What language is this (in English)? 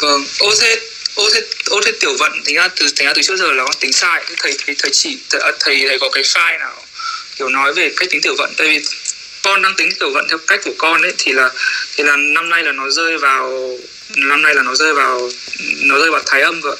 Vietnamese